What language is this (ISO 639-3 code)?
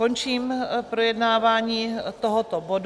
ces